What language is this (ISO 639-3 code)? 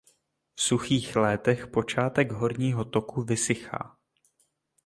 ces